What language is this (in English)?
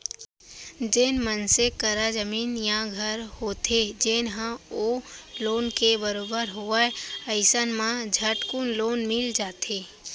Chhattisgarhi